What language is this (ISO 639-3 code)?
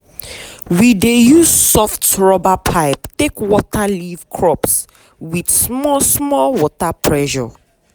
pcm